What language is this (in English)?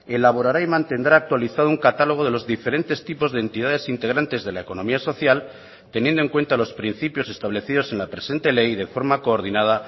Spanish